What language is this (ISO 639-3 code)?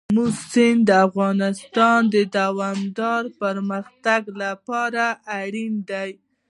pus